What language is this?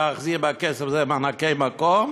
Hebrew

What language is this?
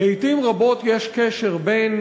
Hebrew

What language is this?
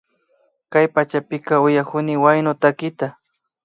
Imbabura Highland Quichua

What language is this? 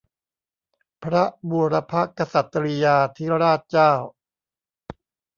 Thai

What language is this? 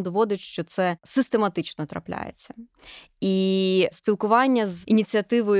Ukrainian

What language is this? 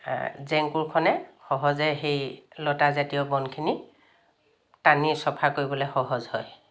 Assamese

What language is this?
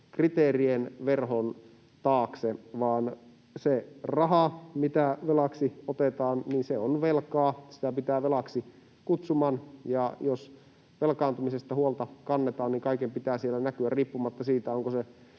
Finnish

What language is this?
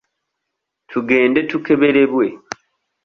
Ganda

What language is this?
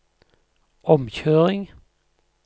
Norwegian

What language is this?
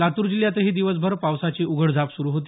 Marathi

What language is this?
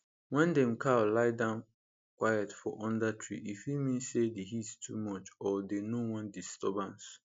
Nigerian Pidgin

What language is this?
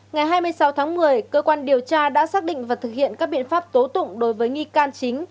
Vietnamese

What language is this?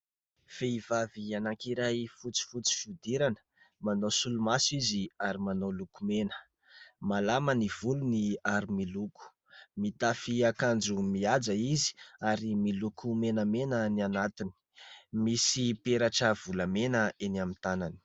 Malagasy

